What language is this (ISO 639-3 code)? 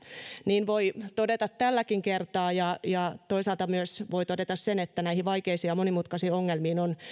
fin